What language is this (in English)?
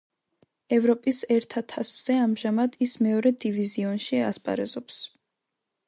Georgian